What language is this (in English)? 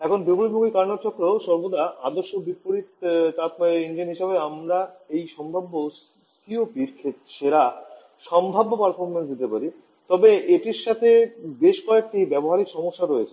Bangla